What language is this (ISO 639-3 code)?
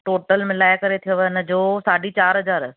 snd